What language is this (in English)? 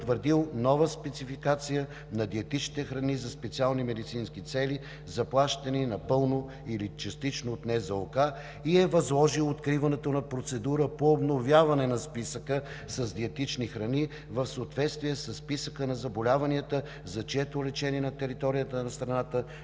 Bulgarian